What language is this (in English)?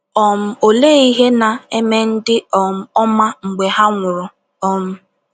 Igbo